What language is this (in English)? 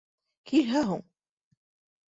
Bashkir